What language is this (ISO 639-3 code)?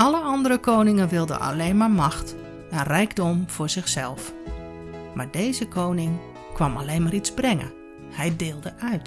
nld